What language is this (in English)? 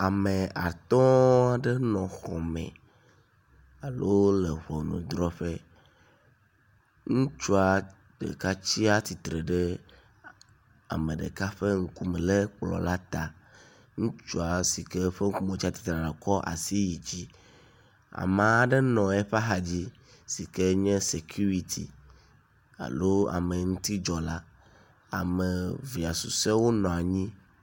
Ewe